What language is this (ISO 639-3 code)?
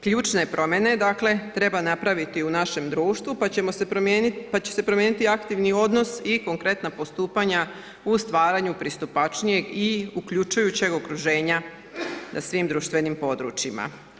hrv